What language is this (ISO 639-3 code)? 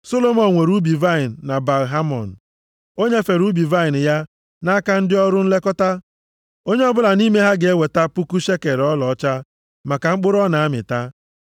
ibo